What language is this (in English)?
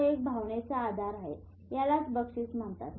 Marathi